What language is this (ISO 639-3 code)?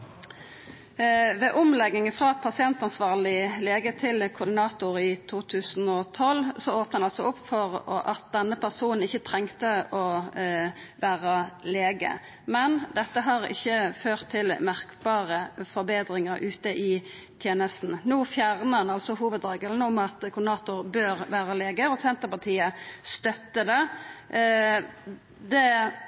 nno